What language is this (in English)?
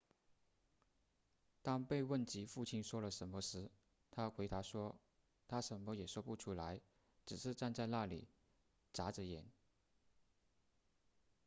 Chinese